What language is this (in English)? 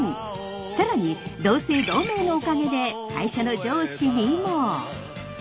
Japanese